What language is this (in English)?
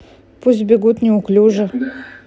Russian